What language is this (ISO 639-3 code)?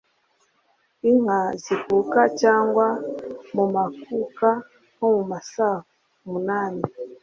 kin